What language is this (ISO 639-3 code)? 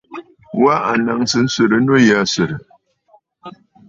bfd